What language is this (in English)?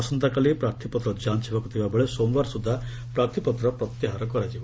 Odia